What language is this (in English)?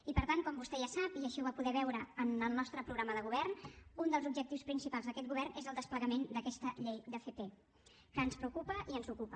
Catalan